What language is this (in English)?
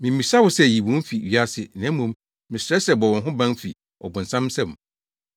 Akan